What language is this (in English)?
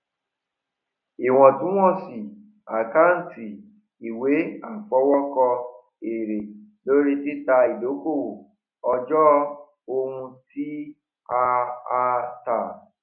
Yoruba